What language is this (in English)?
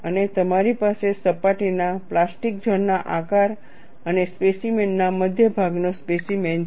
Gujarati